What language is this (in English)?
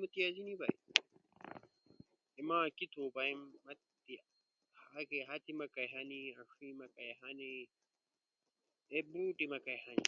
Ushojo